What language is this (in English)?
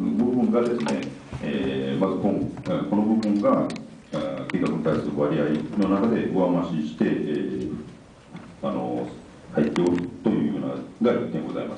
Japanese